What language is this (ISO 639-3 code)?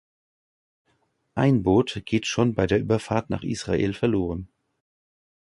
deu